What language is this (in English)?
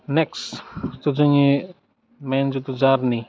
Bodo